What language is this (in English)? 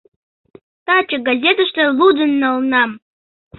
Mari